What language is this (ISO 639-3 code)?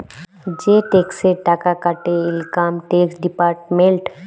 ben